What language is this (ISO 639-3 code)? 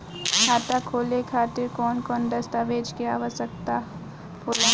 bho